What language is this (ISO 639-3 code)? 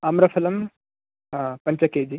san